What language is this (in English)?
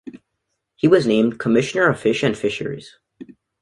English